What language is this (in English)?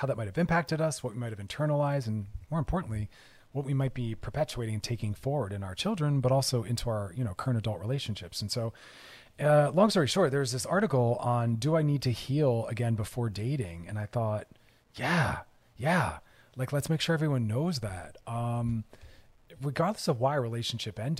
English